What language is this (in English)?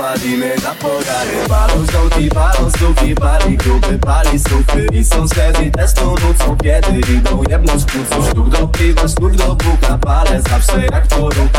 Polish